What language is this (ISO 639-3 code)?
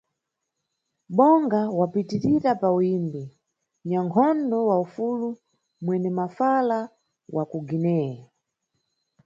nyu